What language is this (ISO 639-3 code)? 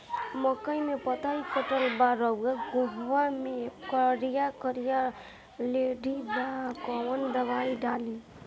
bho